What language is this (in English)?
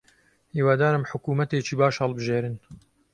Central Kurdish